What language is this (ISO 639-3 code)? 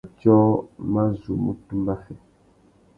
bag